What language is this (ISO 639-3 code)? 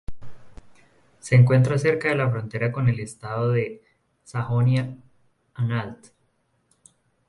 spa